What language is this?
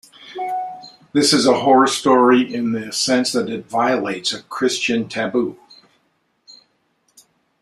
English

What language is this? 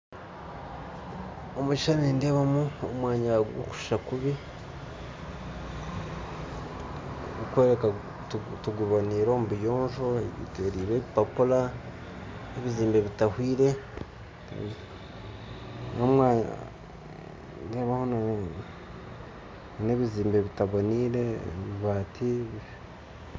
Nyankole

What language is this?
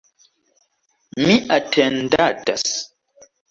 Esperanto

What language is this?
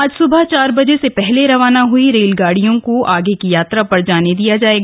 Hindi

